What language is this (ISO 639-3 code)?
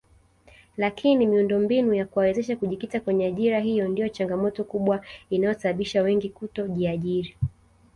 swa